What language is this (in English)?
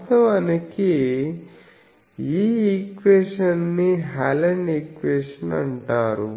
Telugu